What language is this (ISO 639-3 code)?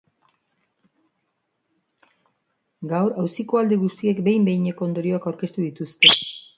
eus